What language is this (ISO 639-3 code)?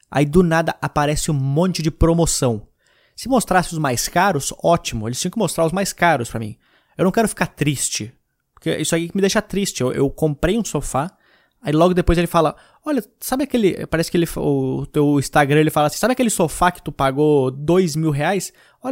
por